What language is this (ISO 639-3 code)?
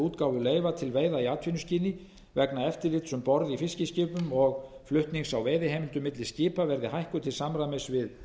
isl